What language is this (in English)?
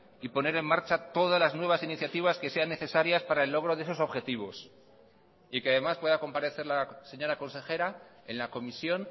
Spanish